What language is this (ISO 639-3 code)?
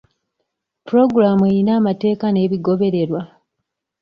lug